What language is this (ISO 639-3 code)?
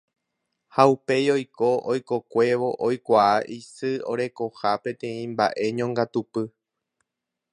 grn